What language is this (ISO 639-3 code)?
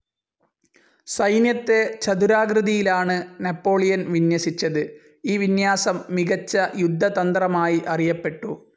mal